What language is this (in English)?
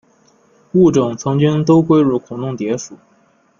Chinese